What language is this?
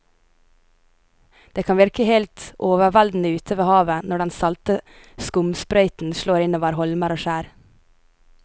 Norwegian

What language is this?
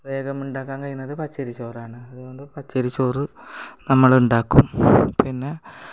Malayalam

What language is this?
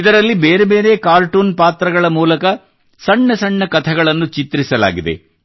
Kannada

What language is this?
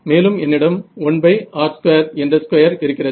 Tamil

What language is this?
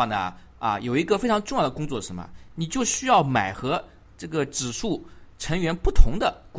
Chinese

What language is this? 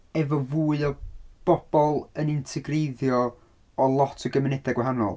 Welsh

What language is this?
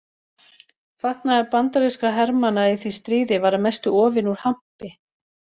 Icelandic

